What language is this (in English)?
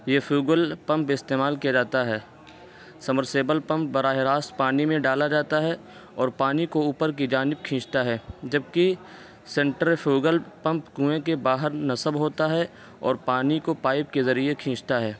Urdu